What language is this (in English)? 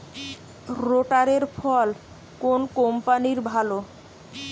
Bangla